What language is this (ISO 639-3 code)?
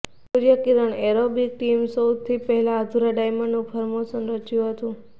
guj